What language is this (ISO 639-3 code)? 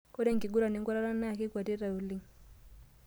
mas